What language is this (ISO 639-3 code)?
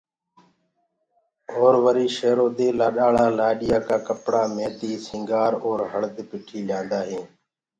ggg